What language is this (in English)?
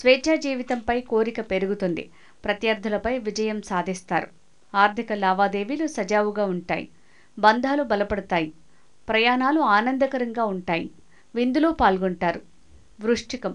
Telugu